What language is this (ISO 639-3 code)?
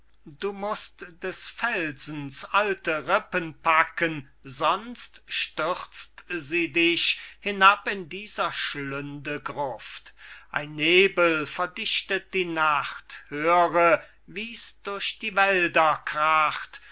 deu